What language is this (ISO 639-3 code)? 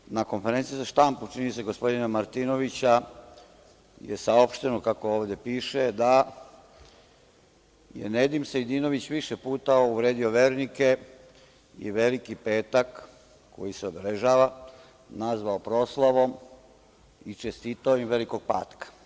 srp